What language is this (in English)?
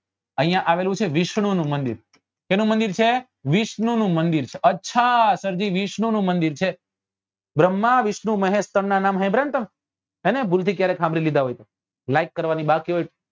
Gujarati